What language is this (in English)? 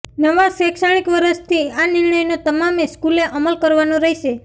Gujarati